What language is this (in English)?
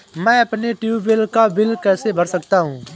Hindi